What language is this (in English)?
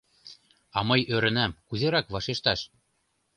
Mari